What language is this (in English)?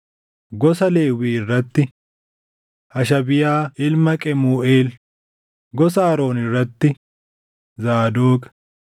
Oromo